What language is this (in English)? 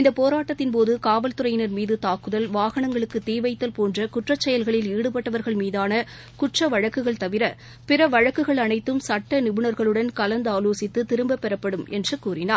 Tamil